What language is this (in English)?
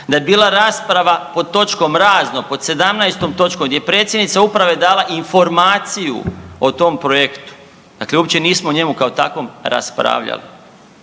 Croatian